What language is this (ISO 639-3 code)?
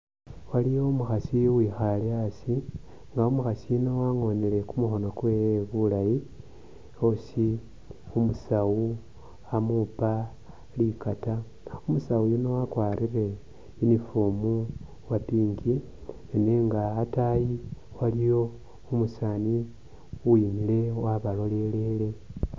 myx